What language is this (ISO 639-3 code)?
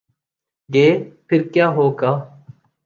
urd